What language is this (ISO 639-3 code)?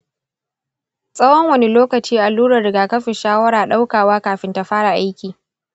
hau